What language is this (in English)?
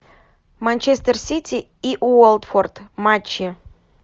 Russian